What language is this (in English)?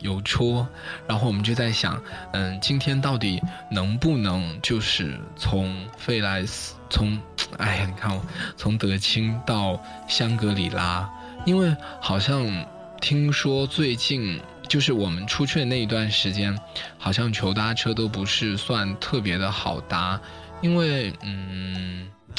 Chinese